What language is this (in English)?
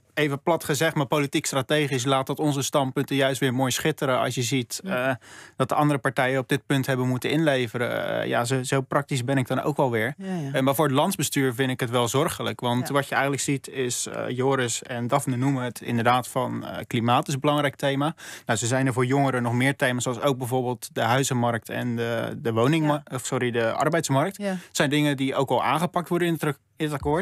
Dutch